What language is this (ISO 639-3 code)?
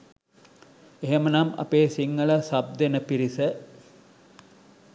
sin